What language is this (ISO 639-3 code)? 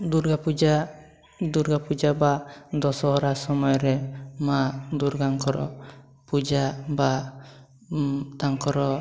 ori